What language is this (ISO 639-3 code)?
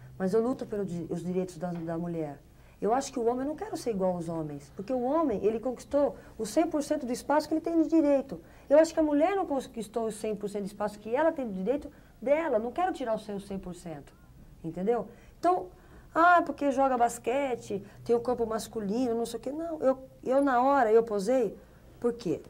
por